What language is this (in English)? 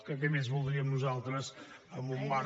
Catalan